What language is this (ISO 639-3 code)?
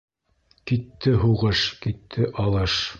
bak